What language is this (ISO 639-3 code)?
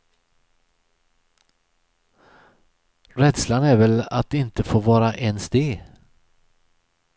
swe